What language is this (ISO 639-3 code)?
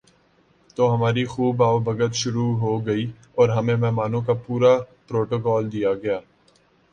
urd